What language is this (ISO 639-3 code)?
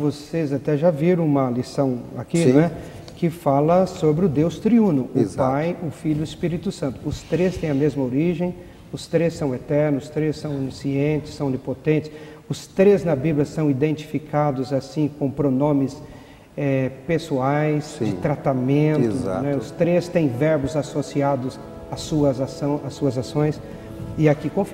por